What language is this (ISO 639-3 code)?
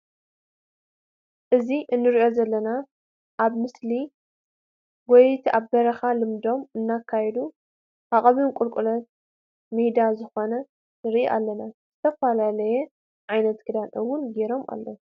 tir